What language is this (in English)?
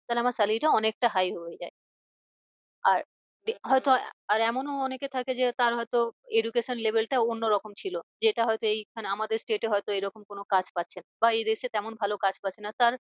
Bangla